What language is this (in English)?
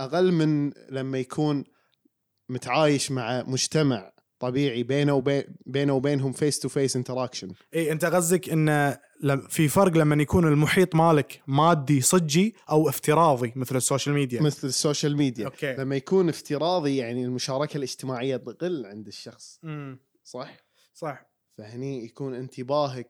Arabic